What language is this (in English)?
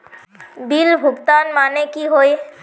Magahi